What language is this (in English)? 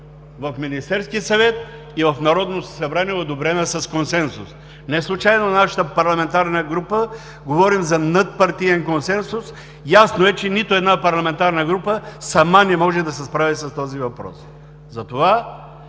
Bulgarian